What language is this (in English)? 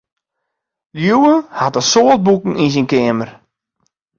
Western Frisian